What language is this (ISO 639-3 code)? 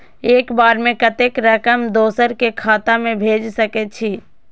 mai